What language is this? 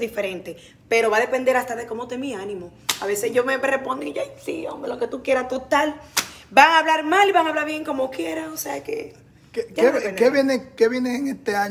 Spanish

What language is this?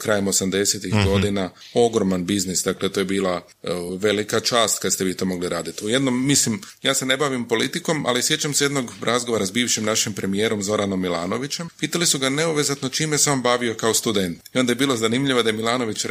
Croatian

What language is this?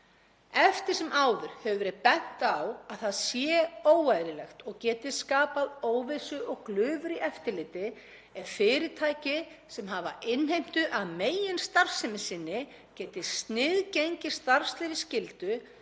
Icelandic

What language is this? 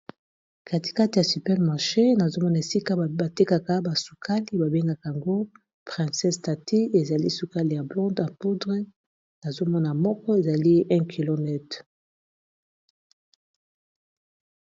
Lingala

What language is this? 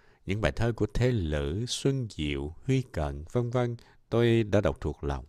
Vietnamese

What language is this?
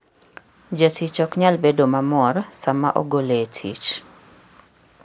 Luo (Kenya and Tanzania)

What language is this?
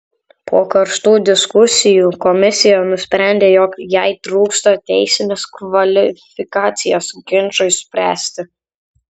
Lithuanian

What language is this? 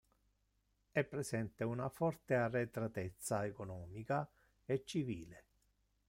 Italian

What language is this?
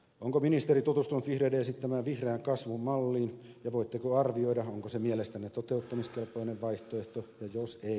Finnish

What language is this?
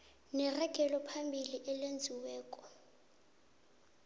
South Ndebele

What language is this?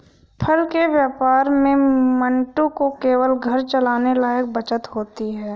Hindi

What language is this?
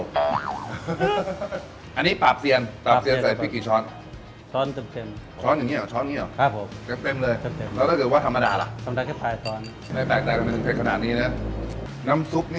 Thai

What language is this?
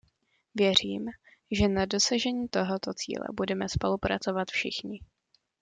Czech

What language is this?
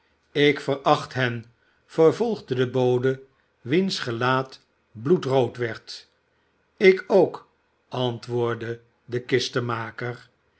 Dutch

